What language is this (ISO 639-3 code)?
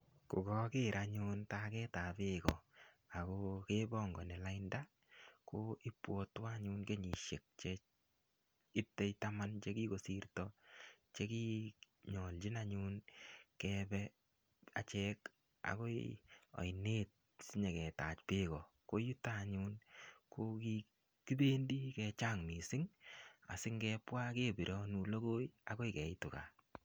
kln